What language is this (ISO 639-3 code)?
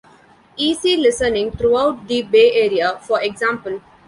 eng